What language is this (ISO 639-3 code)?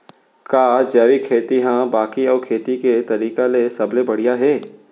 hne